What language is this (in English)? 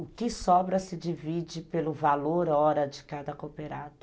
Portuguese